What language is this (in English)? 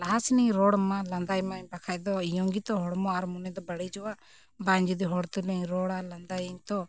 Santali